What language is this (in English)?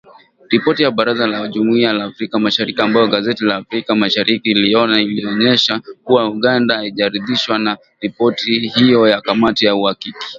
Swahili